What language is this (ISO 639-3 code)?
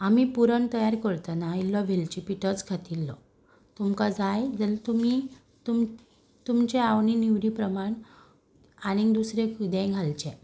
kok